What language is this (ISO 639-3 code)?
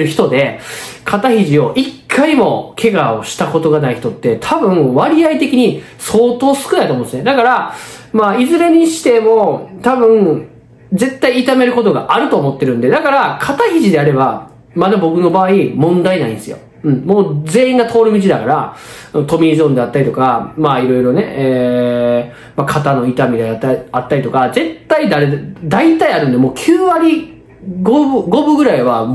jpn